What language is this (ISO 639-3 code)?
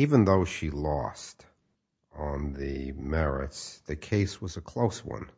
eng